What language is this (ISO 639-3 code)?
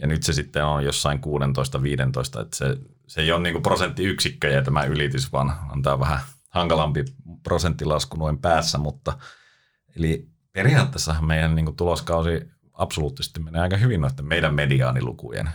fin